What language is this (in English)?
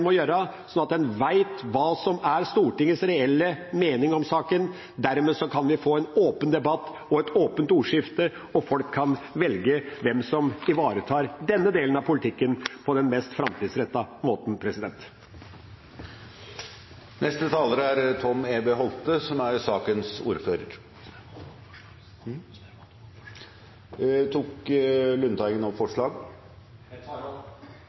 Norwegian